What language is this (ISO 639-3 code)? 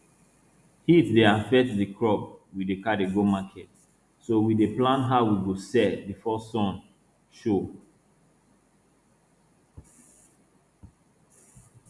pcm